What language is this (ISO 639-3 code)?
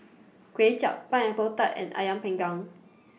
eng